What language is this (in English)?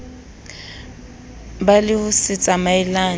Southern Sotho